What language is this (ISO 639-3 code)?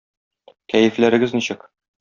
tat